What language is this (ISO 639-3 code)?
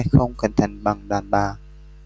vie